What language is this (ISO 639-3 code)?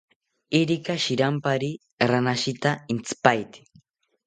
cpy